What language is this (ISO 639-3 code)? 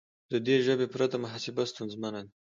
pus